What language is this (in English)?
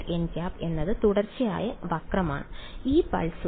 Malayalam